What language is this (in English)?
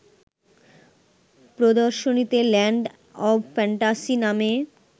Bangla